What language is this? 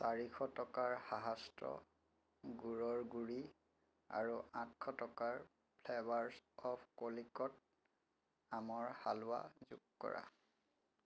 Assamese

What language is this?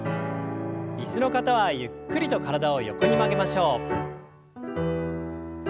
Japanese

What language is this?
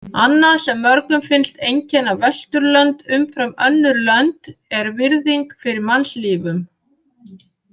Icelandic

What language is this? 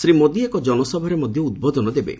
Odia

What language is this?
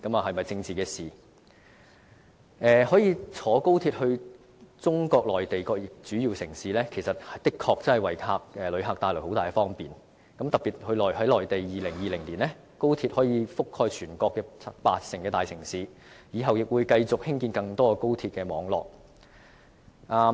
Cantonese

